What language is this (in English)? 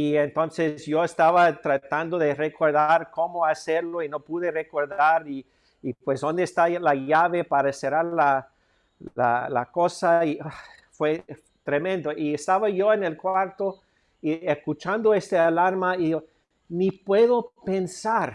Spanish